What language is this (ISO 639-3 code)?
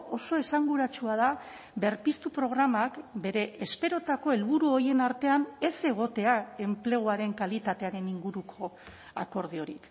eus